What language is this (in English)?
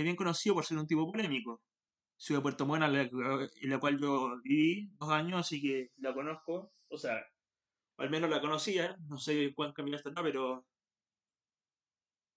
Spanish